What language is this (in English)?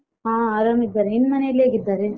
Kannada